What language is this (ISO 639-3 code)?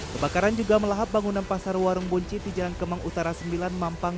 ind